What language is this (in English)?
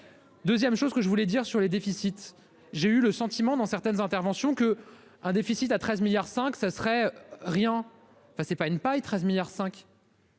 French